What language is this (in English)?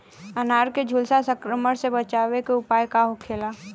Bhojpuri